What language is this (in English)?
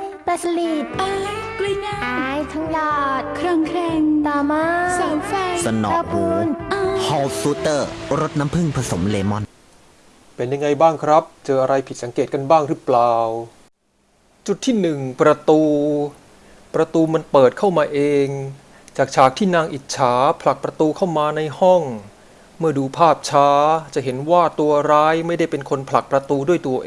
Thai